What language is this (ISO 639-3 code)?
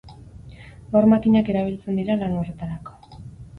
eus